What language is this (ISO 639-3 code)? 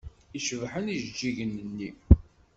kab